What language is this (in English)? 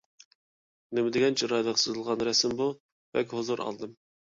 Uyghur